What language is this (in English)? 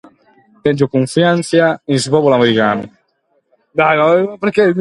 Sardinian